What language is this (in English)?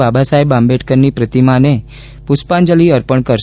Gujarati